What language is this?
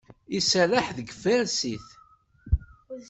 Kabyle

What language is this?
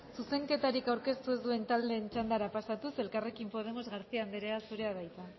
Basque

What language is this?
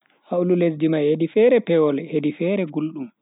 Bagirmi Fulfulde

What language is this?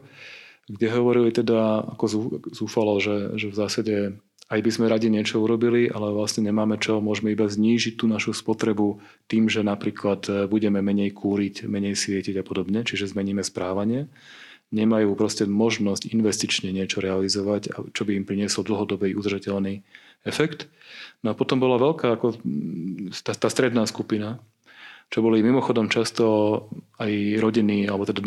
Slovak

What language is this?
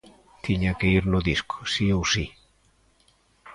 Galician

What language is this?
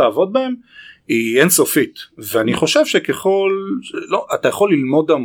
Hebrew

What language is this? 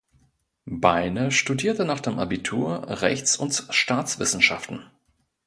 German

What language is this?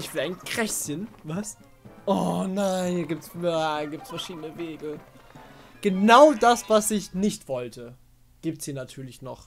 German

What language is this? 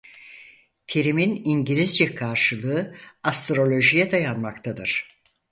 Turkish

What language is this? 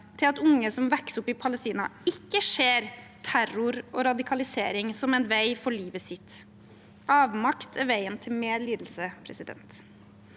Norwegian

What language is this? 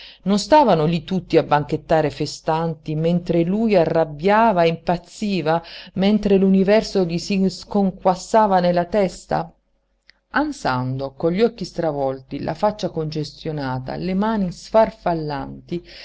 Italian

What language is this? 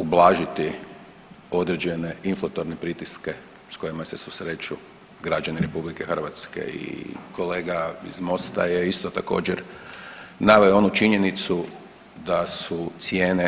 Croatian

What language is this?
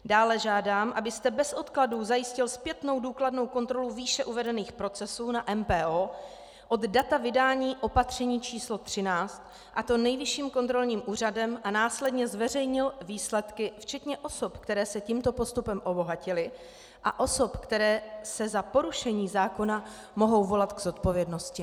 Czech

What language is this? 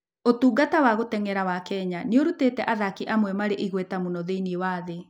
Kikuyu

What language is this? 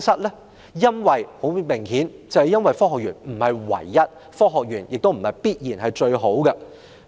Cantonese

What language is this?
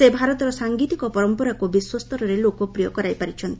Odia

